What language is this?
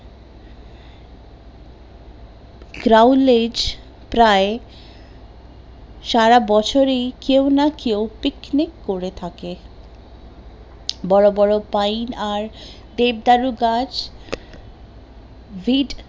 Bangla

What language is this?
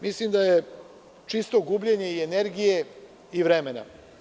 Serbian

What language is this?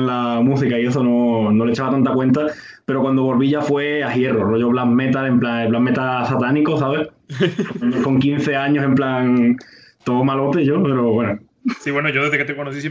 Spanish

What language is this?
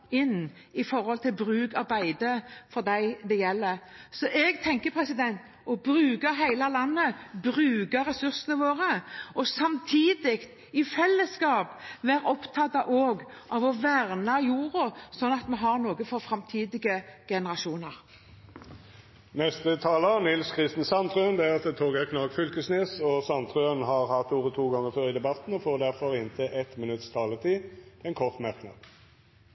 Norwegian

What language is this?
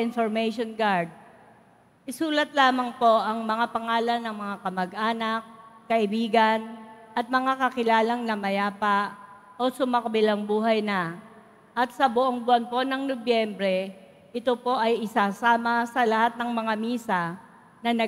Filipino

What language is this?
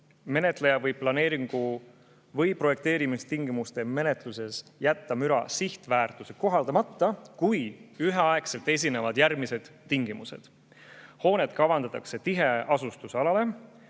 Estonian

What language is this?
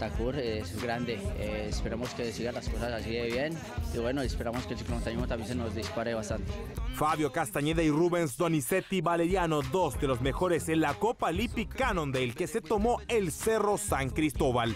Spanish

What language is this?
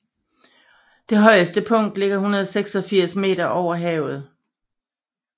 Danish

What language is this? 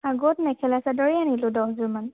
Assamese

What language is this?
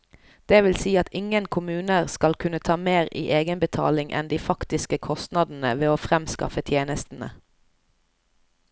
Norwegian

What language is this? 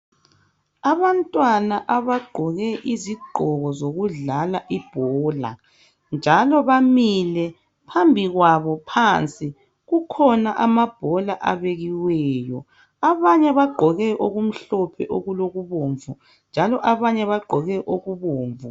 North Ndebele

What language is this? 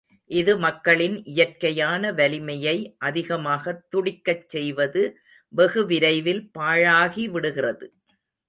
Tamil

